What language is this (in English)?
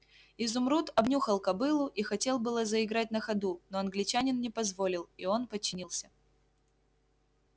Russian